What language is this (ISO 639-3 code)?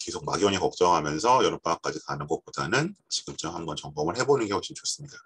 kor